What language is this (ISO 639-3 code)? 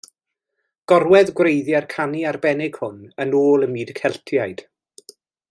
cym